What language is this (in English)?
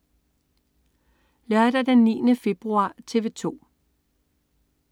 Danish